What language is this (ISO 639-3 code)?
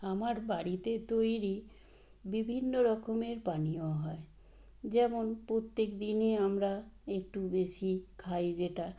ben